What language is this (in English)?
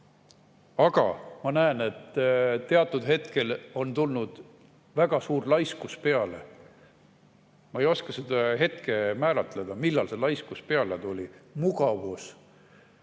Estonian